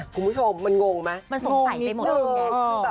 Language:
Thai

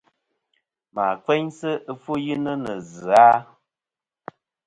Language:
Kom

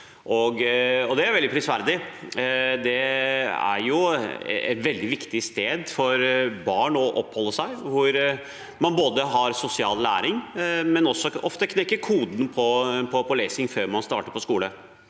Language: Norwegian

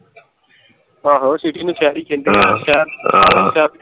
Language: Punjabi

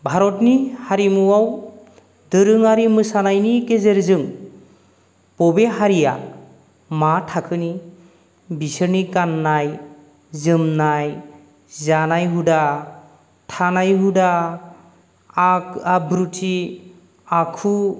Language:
Bodo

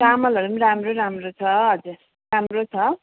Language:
Nepali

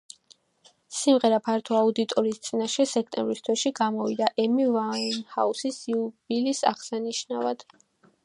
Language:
Georgian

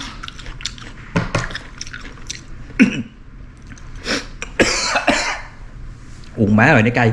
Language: Vietnamese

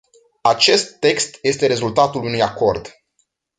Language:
Romanian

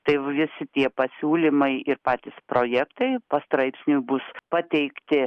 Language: Lithuanian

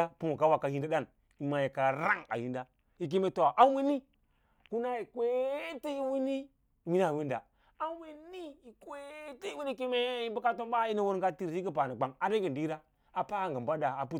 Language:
Lala-Roba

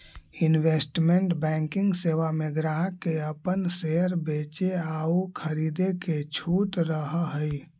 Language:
Magahi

